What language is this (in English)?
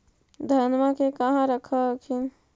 Magahi